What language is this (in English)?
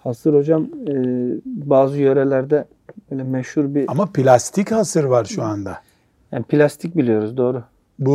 Turkish